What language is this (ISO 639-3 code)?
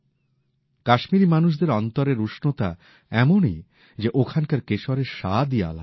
ben